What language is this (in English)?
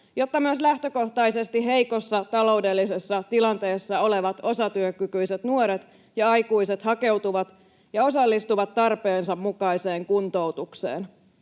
Finnish